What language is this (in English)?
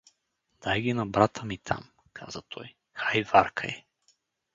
Bulgarian